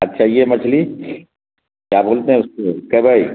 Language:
Urdu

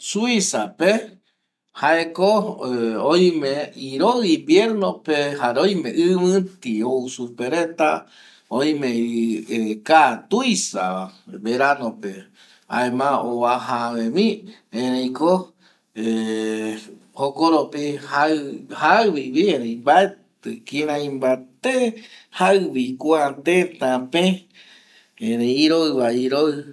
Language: Eastern Bolivian Guaraní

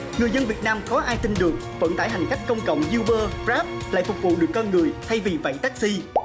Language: Vietnamese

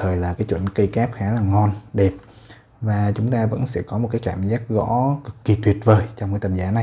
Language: Vietnamese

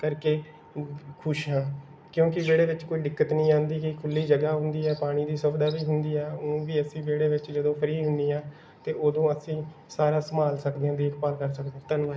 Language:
Punjabi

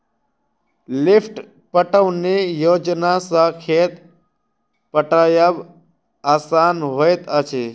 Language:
Maithili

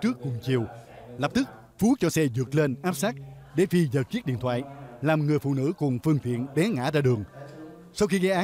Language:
Vietnamese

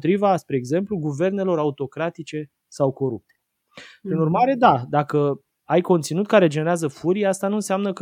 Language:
Romanian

